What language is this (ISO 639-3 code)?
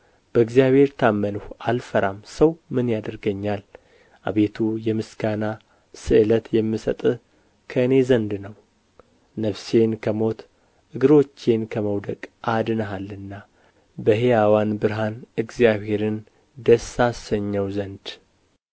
amh